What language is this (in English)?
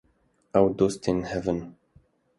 Kurdish